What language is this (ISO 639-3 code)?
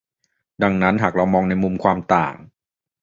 tha